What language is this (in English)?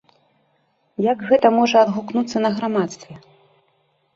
Belarusian